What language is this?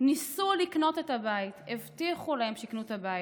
Hebrew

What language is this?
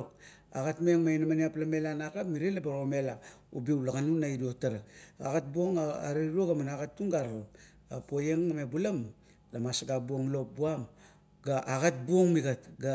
Kuot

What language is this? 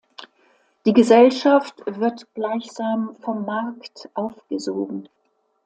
German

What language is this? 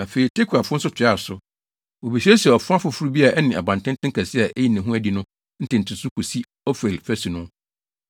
Akan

